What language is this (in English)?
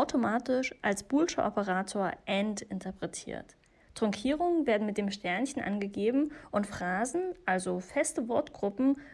German